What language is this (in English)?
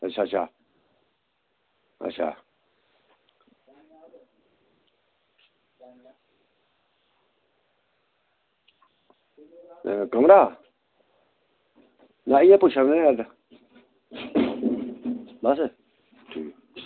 Dogri